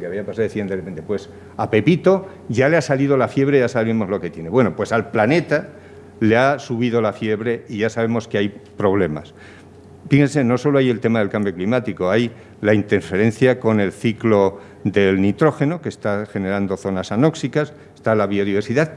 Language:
Spanish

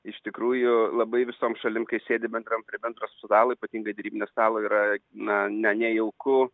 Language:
Lithuanian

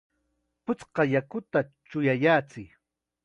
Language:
Chiquián Ancash Quechua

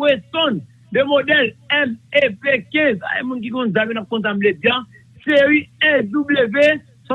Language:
French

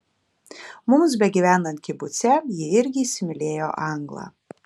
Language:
Lithuanian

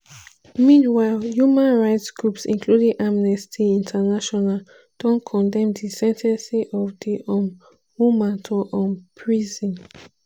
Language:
Nigerian Pidgin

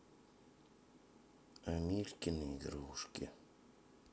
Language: Russian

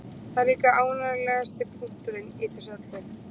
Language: Icelandic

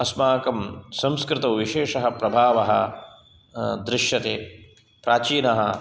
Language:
Sanskrit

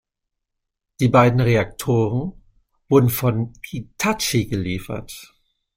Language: German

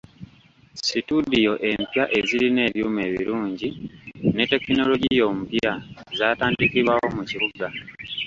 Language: Ganda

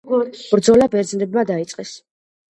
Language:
Georgian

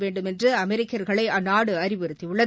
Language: Tamil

